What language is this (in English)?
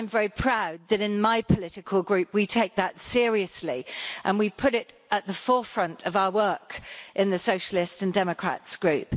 English